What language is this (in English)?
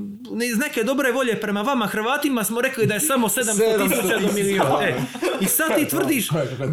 Croatian